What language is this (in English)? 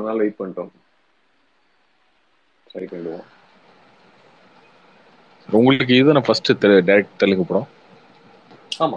Tamil